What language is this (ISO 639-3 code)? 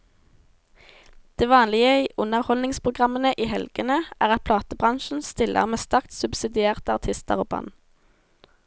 nor